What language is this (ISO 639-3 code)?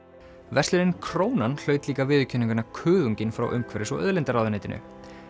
isl